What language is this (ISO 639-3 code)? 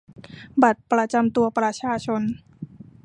tha